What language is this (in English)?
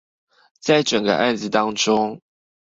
Chinese